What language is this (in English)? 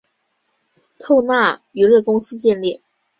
Chinese